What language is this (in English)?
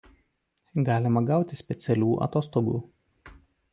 Lithuanian